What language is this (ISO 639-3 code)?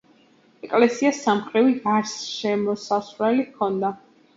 kat